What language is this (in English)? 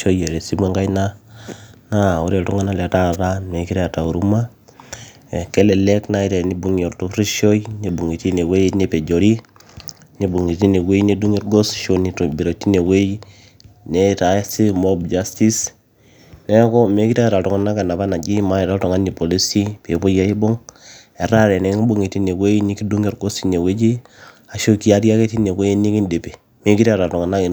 Masai